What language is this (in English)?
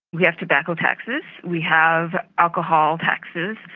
English